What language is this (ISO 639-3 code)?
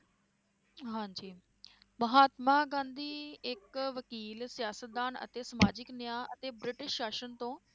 pan